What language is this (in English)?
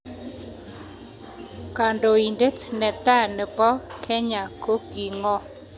Kalenjin